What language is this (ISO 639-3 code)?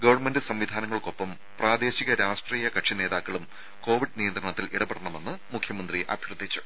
mal